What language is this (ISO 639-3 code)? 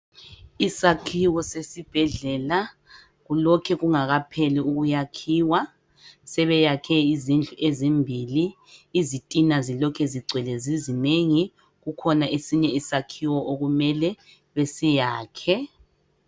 nde